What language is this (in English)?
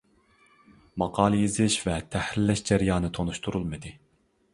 Uyghur